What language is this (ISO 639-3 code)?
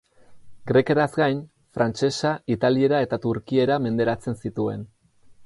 eus